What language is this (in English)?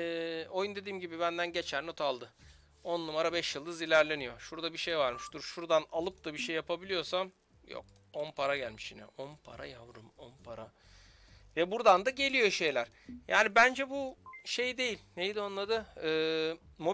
Turkish